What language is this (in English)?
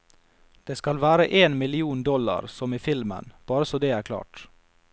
Norwegian